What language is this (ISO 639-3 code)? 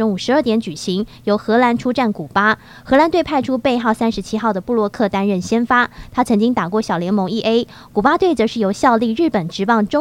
zho